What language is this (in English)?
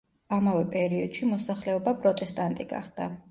Georgian